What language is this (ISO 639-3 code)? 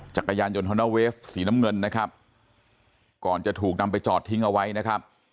tha